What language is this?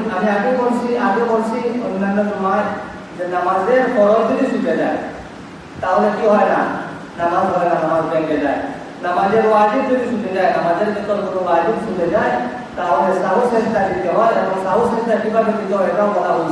Indonesian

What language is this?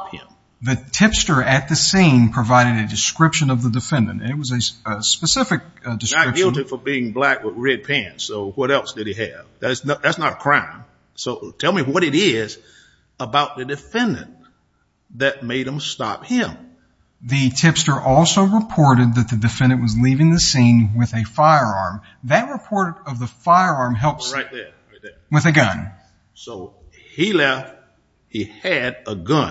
English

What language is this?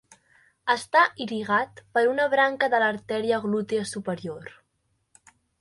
Catalan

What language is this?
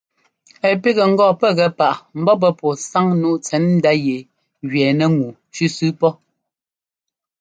Ngomba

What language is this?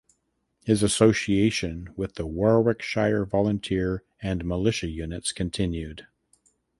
English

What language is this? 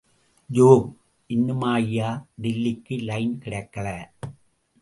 Tamil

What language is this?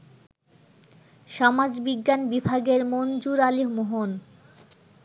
Bangla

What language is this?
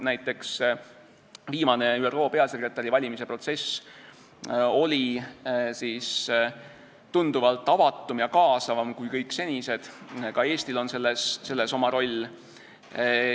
Estonian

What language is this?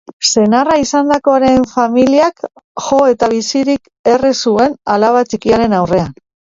Basque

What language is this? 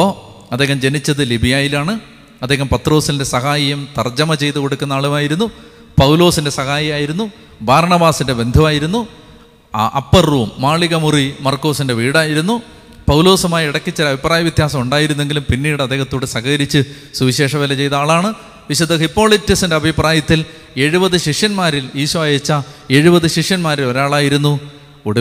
Malayalam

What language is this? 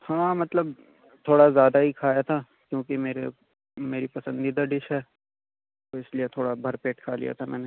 Urdu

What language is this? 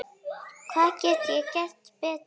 Icelandic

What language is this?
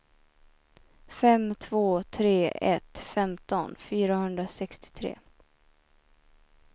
Swedish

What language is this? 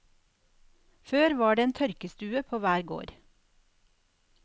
Norwegian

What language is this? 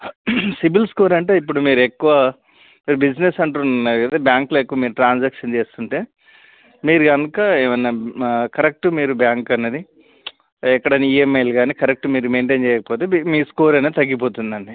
Telugu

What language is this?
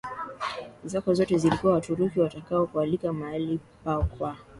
Swahili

